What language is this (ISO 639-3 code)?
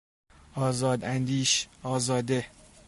fas